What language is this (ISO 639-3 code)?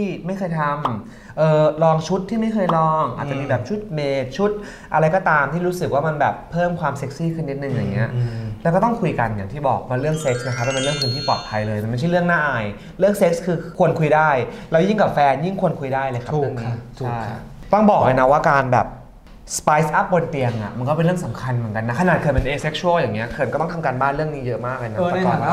tha